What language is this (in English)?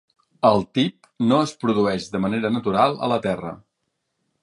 Catalan